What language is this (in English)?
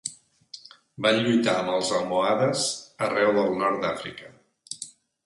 Catalan